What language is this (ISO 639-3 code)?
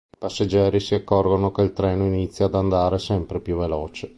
ita